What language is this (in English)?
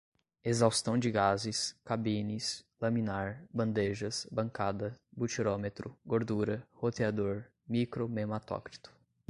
Portuguese